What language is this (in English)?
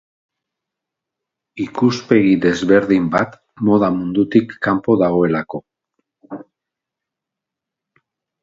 Basque